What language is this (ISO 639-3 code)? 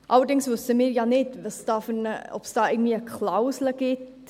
gsw